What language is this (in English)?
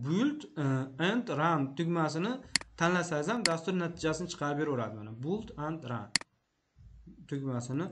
Turkish